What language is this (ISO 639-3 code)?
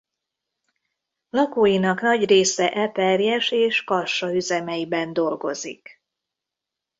hun